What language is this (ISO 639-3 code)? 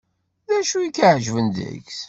kab